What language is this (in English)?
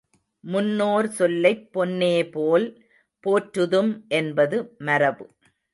Tamil